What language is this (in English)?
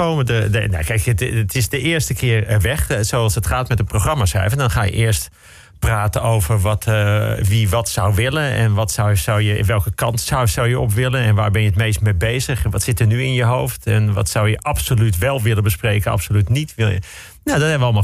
Dutch